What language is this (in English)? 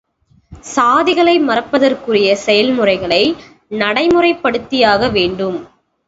Tamil